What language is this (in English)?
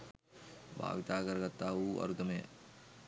Sinhala